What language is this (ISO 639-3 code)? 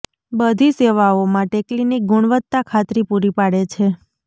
guj